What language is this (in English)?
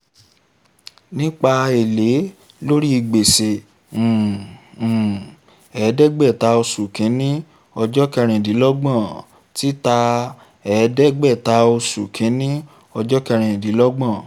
Yoruba